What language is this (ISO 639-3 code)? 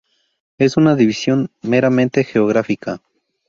spa